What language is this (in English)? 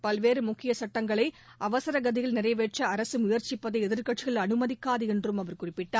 Tamil